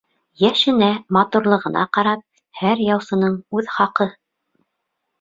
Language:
Bashkir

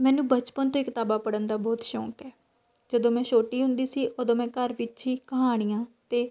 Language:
Punjabi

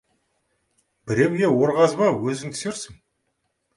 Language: Kazakh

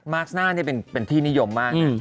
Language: Thai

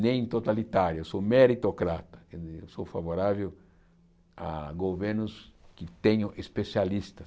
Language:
Portuguese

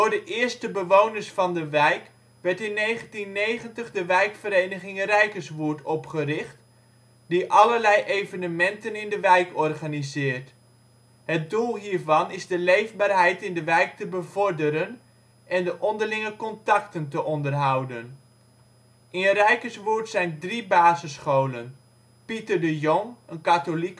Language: Dutch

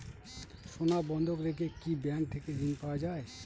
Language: Bangla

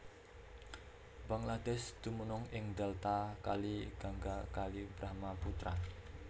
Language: Javanese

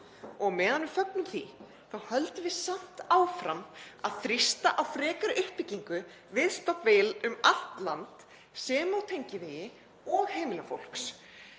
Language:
Icelandic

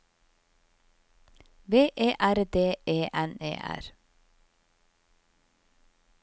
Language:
Norwegian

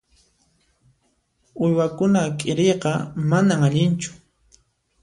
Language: Puno Quechua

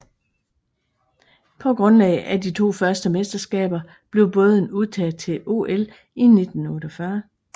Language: Danish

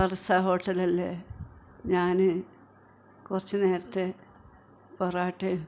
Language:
Malayalam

